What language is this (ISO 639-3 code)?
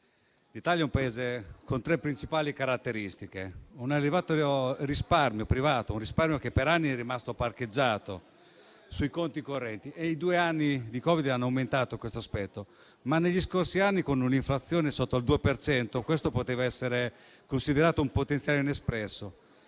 ita